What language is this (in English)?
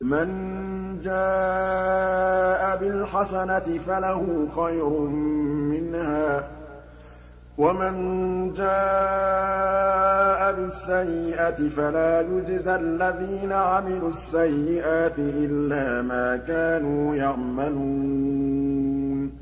Arabic